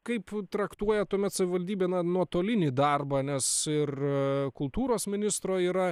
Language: Lithuanian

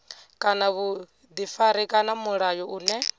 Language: Venda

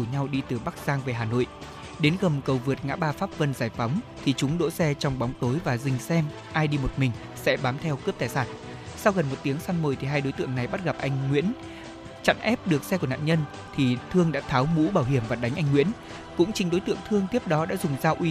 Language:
Vietnamese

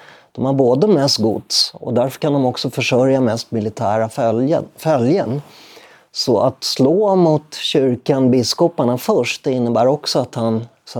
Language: Swedish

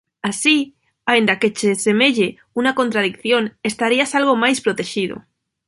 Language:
Galician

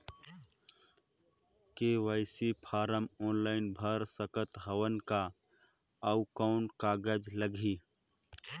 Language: Chhattisgarhi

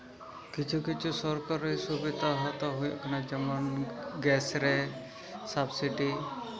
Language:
Santali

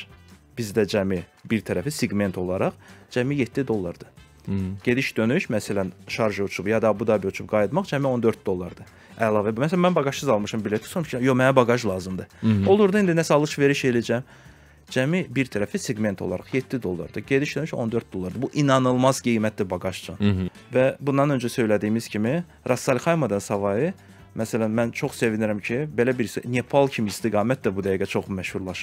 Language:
Turkish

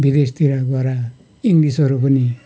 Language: Nepali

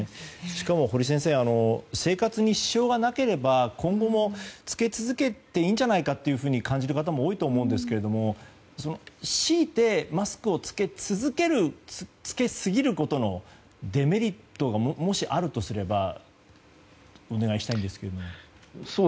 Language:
Japanese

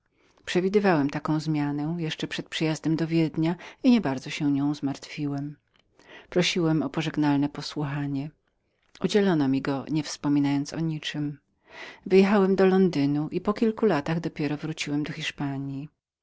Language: Polish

